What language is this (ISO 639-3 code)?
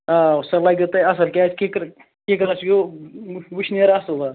kas